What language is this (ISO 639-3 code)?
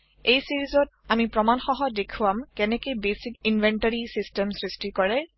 asm